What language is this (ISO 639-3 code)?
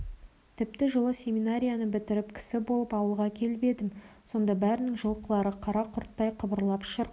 kaz